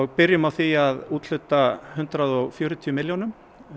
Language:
Icelandic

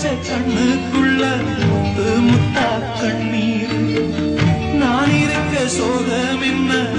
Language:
Tamil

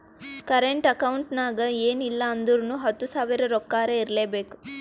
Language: Kannada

